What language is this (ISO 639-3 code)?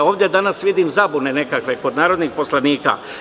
srp